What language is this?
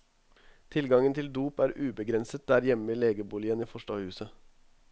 Norwegian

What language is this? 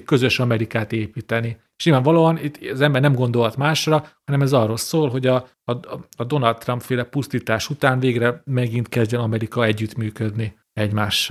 Hungarian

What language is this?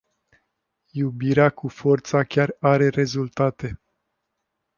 Romanian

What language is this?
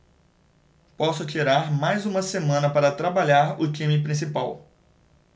Portuguese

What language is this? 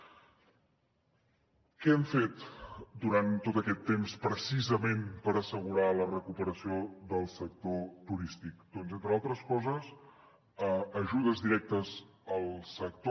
Catalan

